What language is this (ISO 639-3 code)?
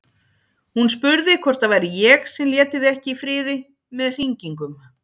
isl